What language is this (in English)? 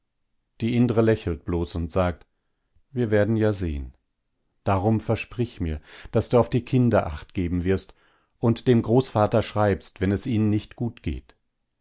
German